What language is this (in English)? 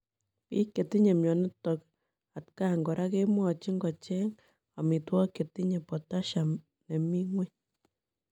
Kalenjin